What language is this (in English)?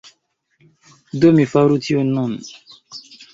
Esperanto